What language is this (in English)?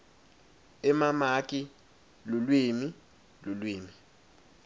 Swati